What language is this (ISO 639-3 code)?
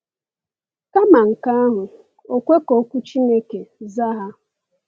ibo